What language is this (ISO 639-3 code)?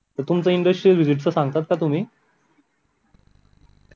mar